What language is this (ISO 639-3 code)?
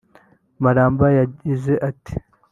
kin